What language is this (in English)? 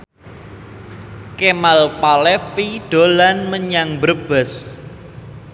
Javanese